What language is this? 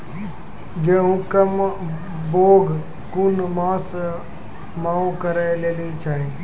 Maithili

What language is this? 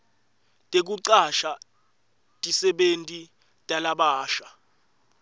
Swati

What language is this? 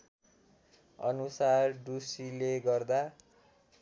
Nepali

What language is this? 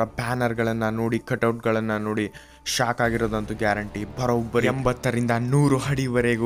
Italian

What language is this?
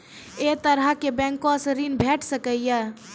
Maithili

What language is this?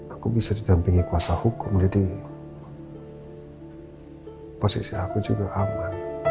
Indonesian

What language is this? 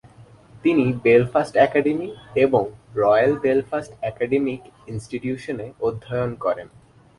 Bangla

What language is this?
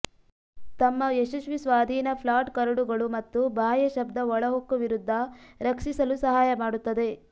Kannada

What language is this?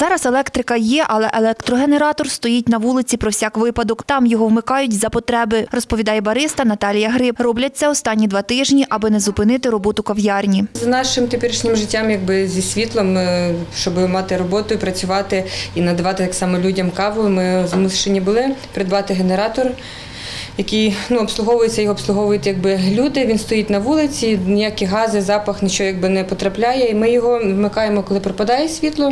Ukrainian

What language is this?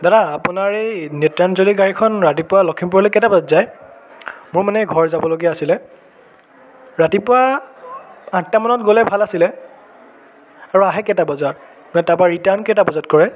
Assamese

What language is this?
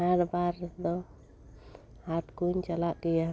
Santali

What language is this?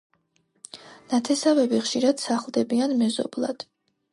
Georgian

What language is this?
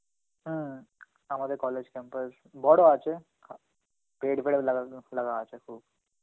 Bangla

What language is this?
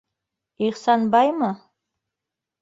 Bashkir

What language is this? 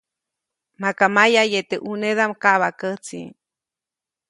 Copainalá Zoque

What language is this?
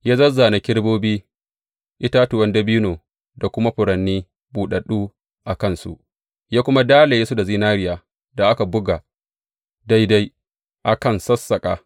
Hausa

